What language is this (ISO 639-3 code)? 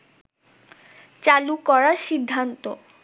ben